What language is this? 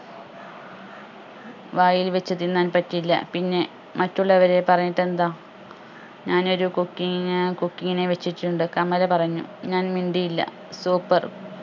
Malayalam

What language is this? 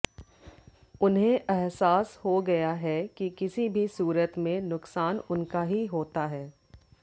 Hindi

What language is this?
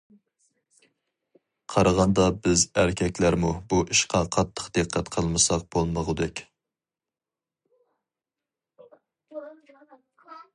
Uyghur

